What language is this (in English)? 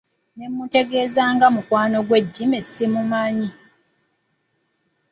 Ganda